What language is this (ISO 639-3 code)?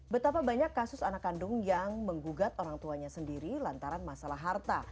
ind